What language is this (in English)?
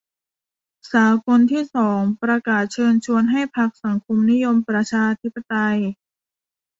Thai